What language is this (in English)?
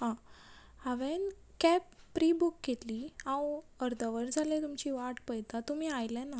Konkani